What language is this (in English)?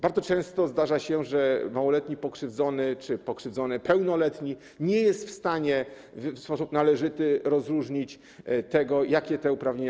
Polish